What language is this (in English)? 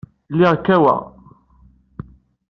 Kabyle